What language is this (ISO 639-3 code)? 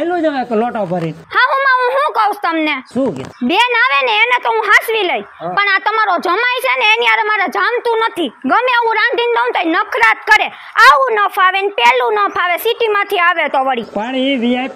tha